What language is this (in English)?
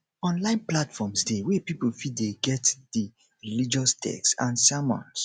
Nigerian Pidgin